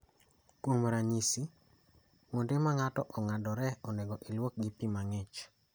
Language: Luo (Kenya and Tanzania)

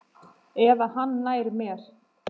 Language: Icelandic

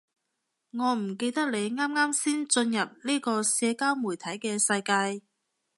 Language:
Cantonese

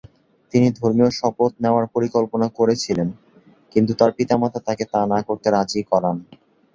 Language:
Bangla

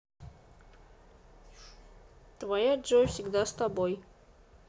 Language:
Russian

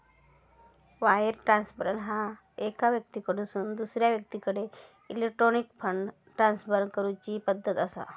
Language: Marathi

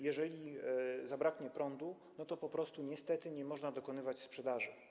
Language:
Polish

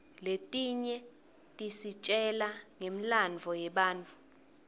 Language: Swati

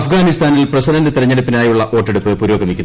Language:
Malayalam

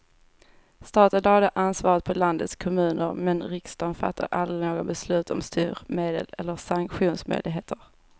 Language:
Swedish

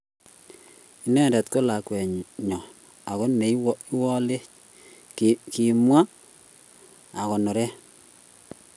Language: Kalenjin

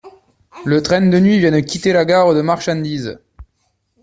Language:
French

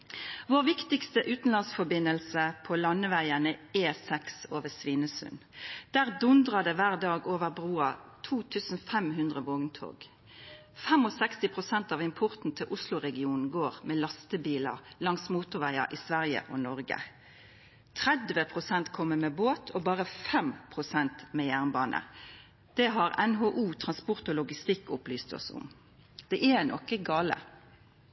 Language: Norwegian Nynorsk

